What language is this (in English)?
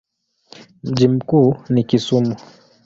Swahili